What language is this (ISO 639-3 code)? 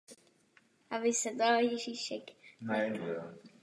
ces